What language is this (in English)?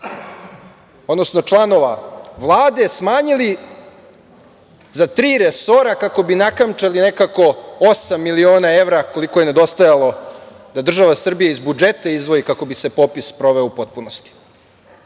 Serbian